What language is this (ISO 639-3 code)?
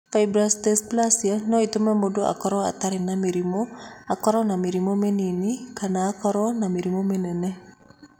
kik